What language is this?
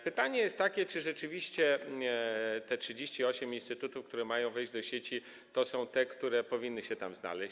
Polish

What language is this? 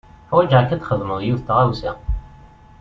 Kabyle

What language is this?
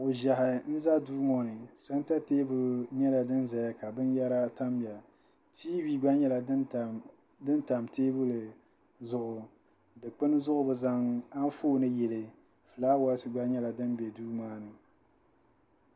Dagbani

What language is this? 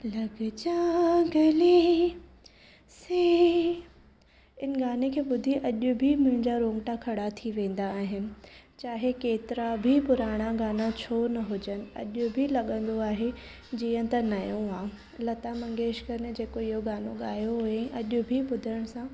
Sindhi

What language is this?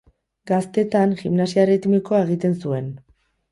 Basque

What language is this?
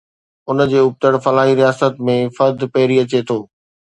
Sindhi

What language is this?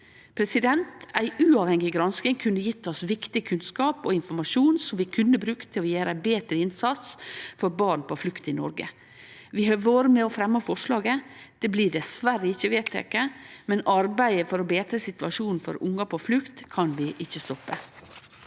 Norwegian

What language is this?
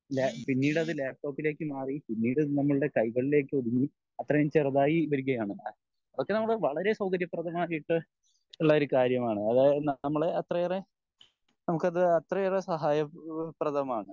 Malayalam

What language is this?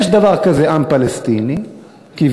Hebrew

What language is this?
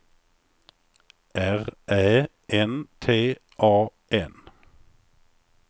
Swedish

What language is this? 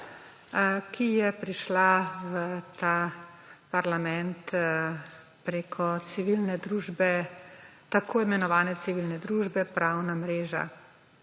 Slovenian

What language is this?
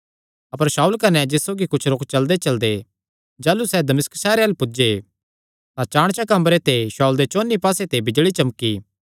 Kangri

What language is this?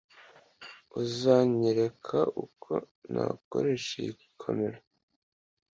Kinyarwanda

